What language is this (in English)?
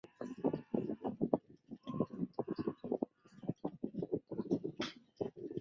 Chinese